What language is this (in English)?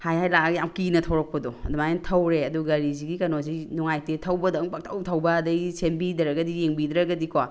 Manipuri